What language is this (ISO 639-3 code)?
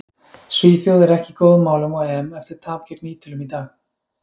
isl